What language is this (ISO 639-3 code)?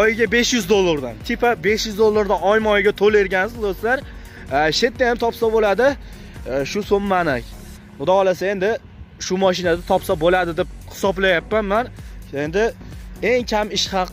tur